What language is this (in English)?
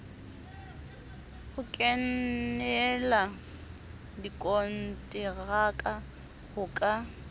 Southern Sotho